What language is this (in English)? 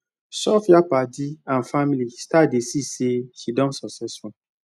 Nigerian Pidgin